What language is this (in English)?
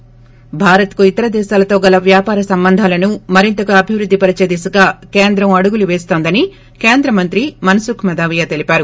Telugu